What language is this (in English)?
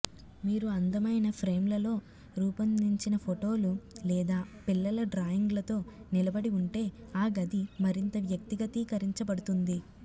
Telugu